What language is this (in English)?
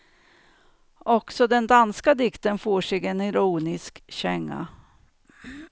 Swedish